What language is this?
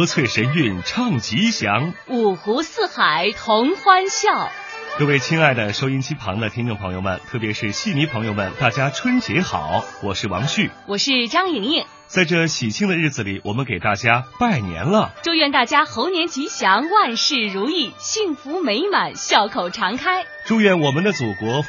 Chinese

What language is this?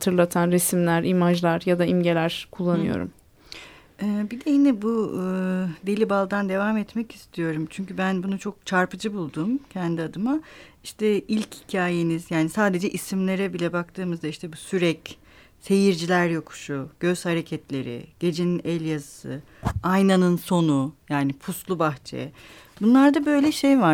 Turkish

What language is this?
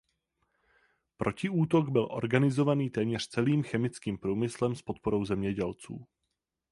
Czech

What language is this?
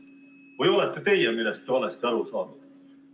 Estonian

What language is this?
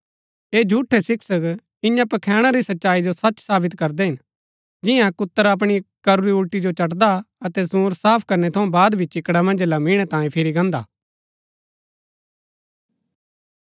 Gaddi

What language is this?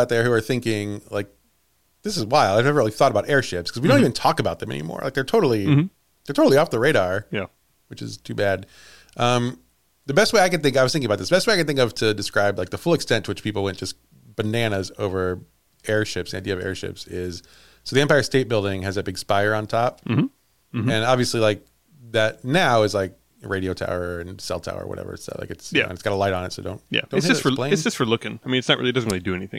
English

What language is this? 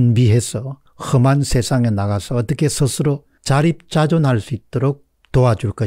Korean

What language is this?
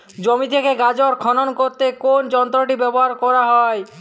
Bangla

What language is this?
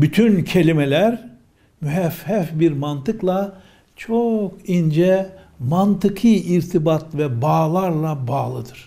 Turkish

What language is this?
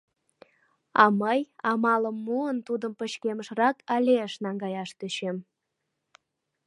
Mari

